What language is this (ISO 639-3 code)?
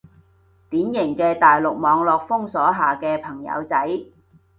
yue